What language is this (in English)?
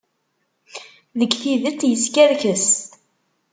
Kabyle